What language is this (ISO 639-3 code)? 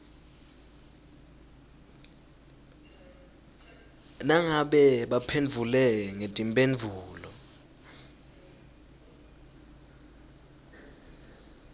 ssw